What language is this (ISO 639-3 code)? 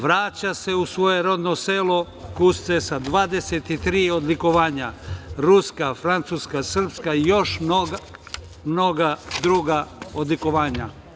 srp